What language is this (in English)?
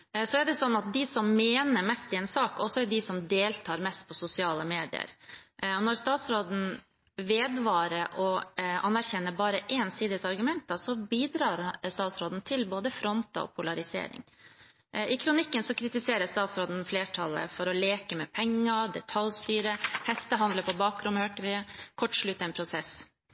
Norwegian Bokmål